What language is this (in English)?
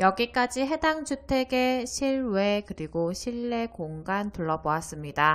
Korean